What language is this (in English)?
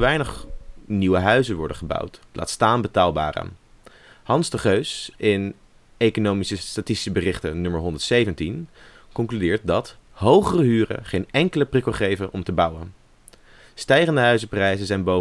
Dutch